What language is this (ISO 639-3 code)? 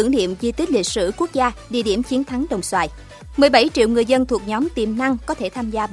vie